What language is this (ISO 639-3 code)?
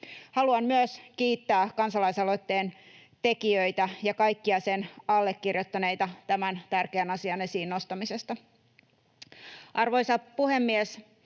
fin